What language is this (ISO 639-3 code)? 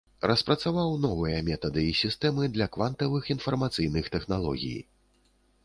bel